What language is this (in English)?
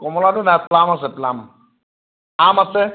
Assamese